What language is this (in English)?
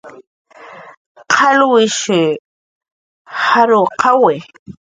Jaqaru